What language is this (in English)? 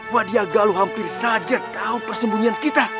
Indonesian